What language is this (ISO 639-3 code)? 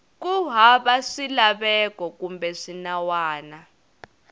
tso